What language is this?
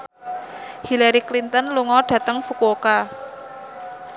Javanese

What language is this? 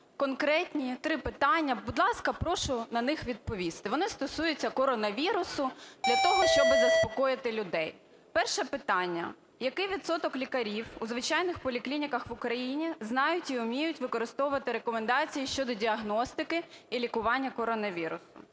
Ukrainian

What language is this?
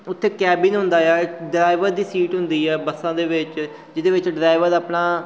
Punjabi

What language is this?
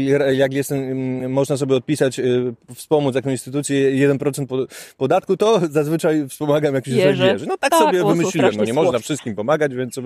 Polish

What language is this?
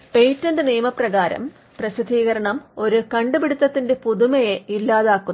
Malayalam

